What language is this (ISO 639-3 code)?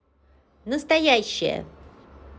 rus